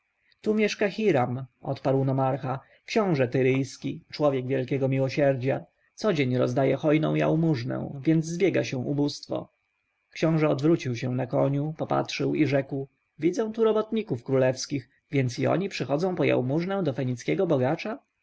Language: Polish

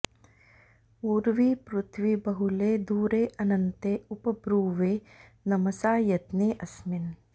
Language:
Sanskrit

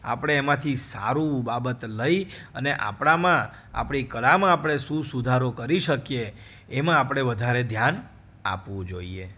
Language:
Gujarati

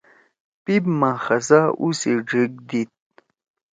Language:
Torwali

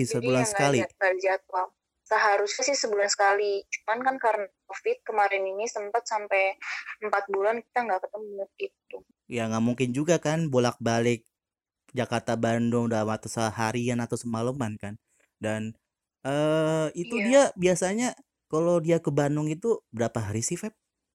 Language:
Indonesian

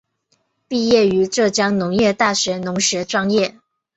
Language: Chinese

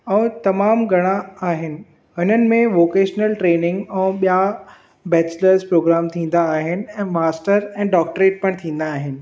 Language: Sindhi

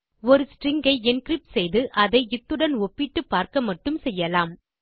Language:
Tamil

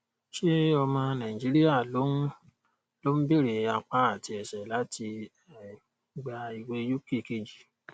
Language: Yoruba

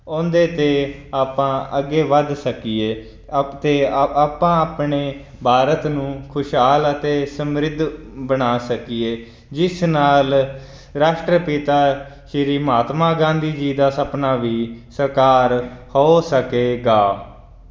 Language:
Punjabi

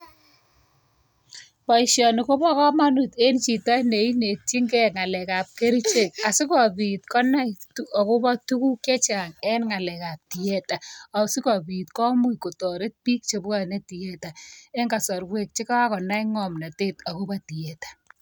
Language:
Kalenjin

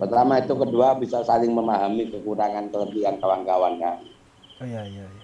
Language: Indonesian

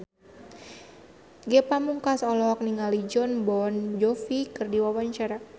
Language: Sundanese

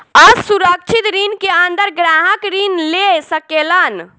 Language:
Bhojpuri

